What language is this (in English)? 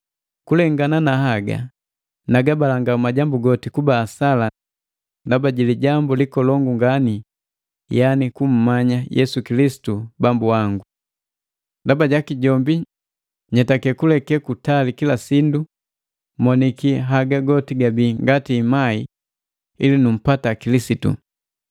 Matengo